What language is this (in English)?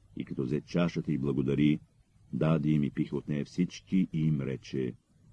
Bulgarian